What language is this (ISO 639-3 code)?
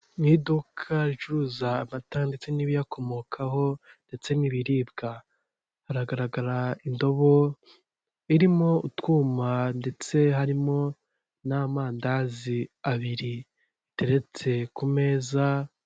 kin